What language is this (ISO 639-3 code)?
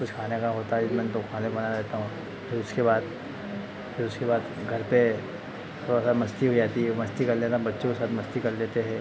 hin